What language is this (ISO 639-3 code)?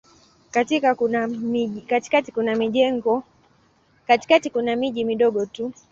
swa